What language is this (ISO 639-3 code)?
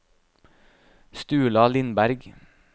nor